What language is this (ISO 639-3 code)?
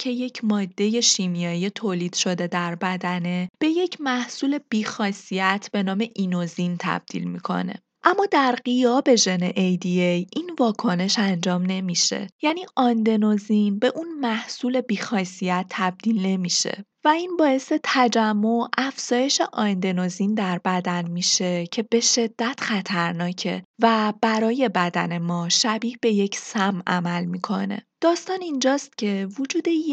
fas